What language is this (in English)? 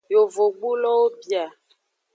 Aja (Benin)